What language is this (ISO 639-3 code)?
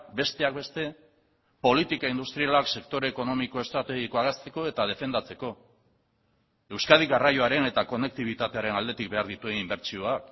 eus